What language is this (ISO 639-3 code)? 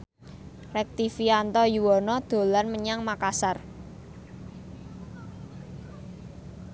jav